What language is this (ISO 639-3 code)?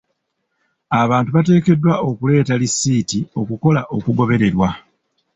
lug